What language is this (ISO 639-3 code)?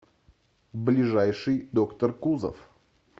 rus